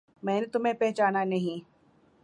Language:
Urdu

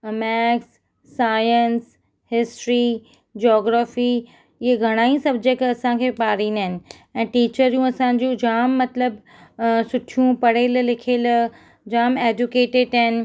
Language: Sindhi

